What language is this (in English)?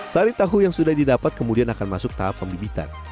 Indonesian